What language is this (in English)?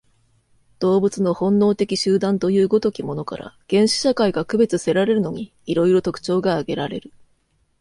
Japanese